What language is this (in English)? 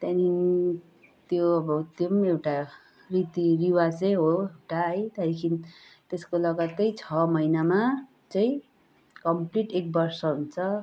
Nepali